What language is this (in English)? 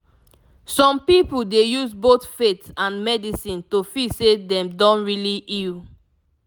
Nigerian Pidgin